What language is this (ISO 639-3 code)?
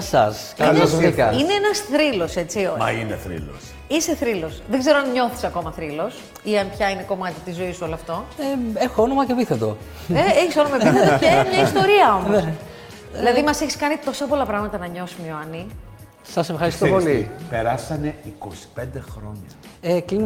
ell